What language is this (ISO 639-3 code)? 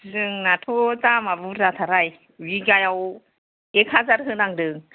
brx